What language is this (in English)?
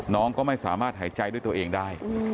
Thai